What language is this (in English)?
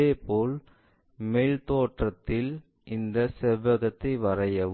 Tamil